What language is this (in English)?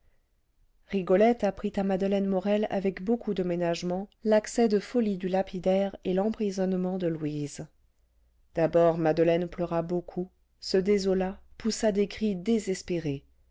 French